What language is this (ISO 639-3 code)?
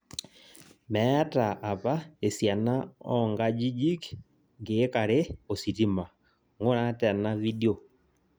mas